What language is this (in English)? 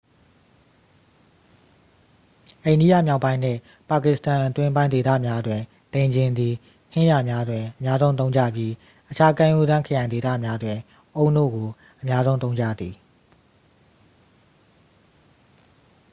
Burmese